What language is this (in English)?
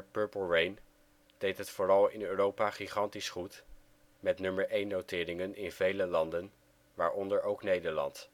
Dutch